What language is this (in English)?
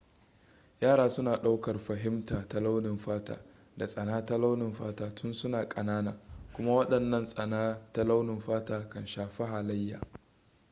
Hausa